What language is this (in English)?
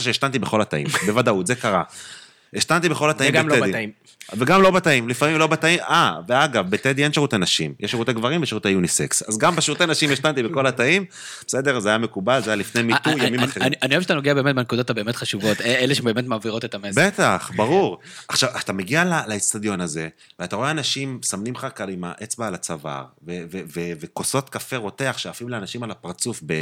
Hebrew